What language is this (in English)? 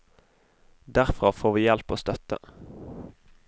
Norwegian